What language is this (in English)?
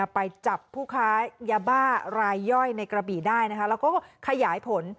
Thai